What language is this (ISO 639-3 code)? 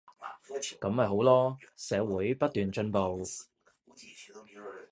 yue